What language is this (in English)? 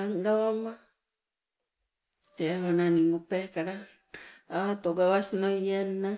Sibe